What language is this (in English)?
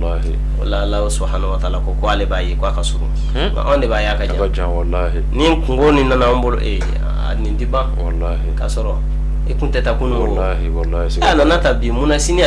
Indonesian